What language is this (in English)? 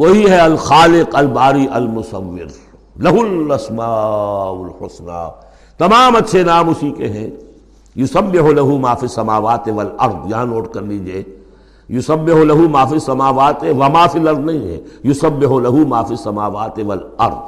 Urdu